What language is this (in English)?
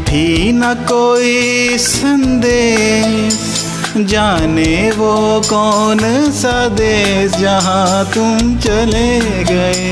Hindi